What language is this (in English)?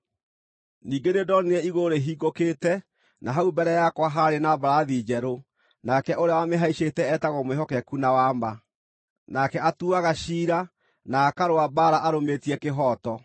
Kikuyu